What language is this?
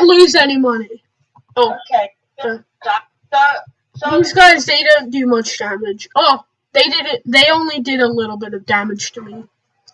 English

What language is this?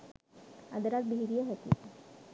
Sinhala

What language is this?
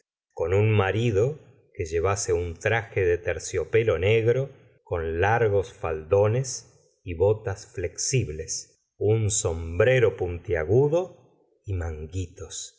Spanish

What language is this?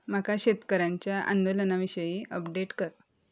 Konkani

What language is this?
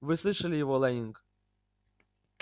Russian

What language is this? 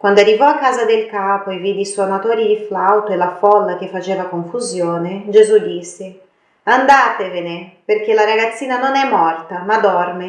Italian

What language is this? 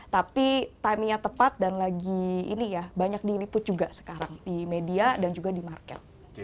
Indonesian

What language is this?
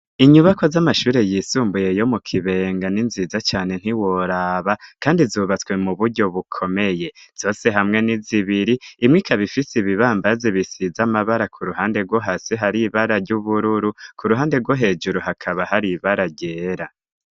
Rundi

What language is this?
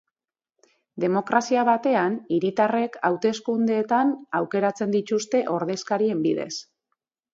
Basque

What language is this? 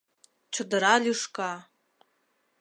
Mari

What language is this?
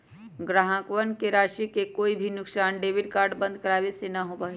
Magahi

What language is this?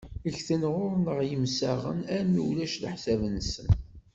Kabyle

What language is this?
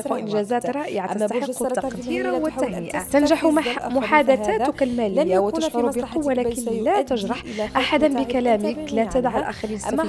Arabic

